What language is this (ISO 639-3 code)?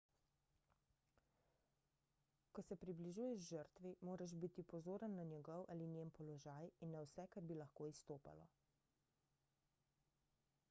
slv